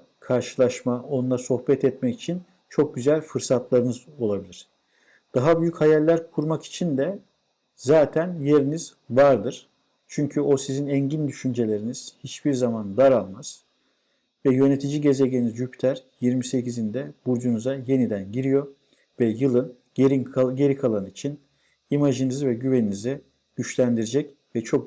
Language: Turkish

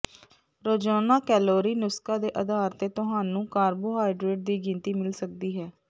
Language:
Punjabi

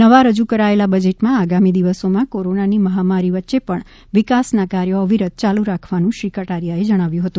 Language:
Gujarati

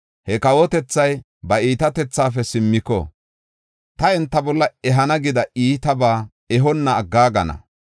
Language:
Gofa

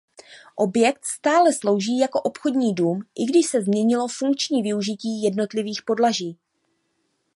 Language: Czech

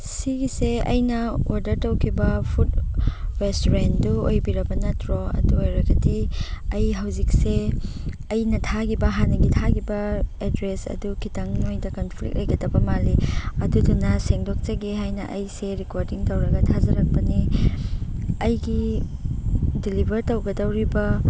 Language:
Manipuri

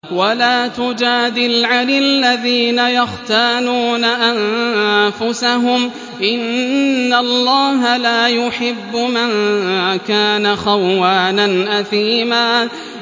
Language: Arabic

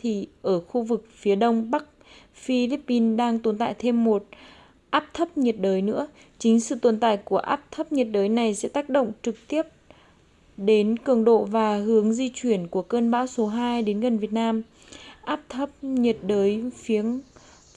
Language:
Vietnamese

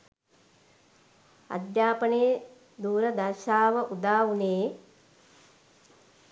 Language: Sinhala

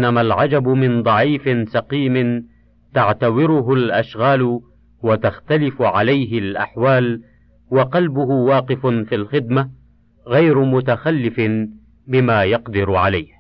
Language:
Arabic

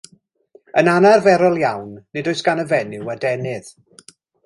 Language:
Welsh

